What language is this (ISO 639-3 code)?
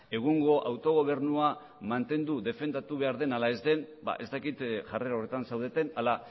eus